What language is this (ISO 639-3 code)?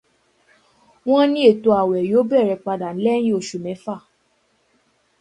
yor